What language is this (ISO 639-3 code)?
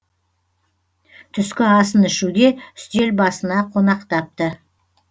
kaz